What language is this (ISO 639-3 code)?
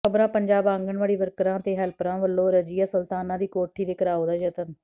pan